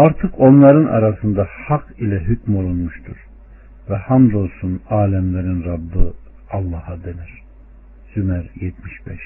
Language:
Turkish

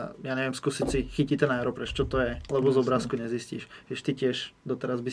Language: Czech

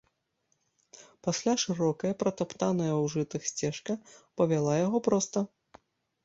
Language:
Belarusian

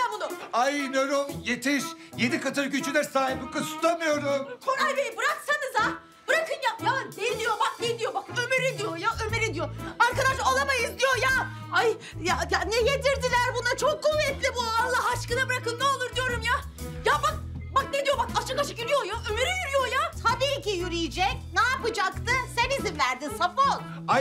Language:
Turkish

